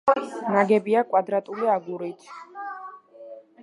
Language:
Georgian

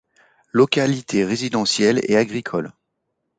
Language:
French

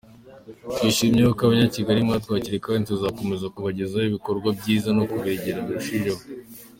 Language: Kinyarwanda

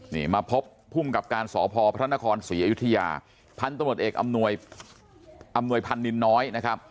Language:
Thai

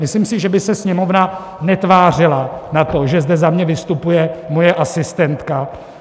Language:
Czech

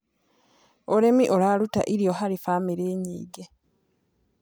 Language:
Kikuyu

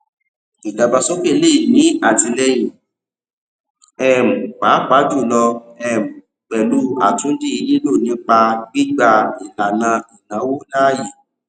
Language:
Yoruba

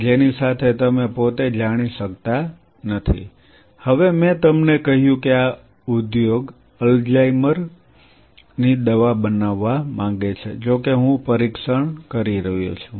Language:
Gujarati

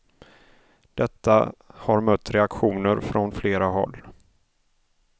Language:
Swedish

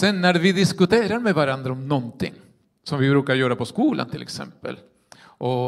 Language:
Swedish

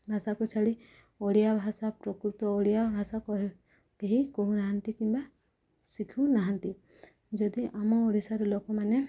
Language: Odia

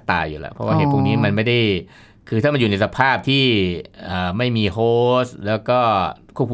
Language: Thai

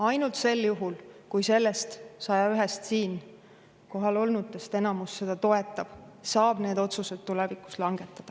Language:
Estonian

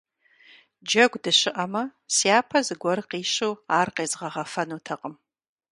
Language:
Kabardian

